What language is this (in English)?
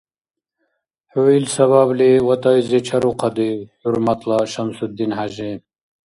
Dargwa